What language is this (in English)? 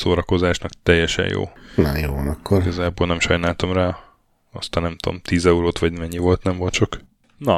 Hungarian